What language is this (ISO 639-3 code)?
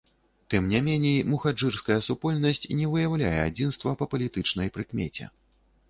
bel